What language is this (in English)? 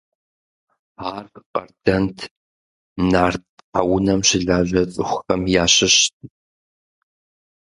Kabardian